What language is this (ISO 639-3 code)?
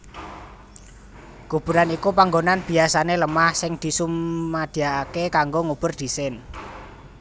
jav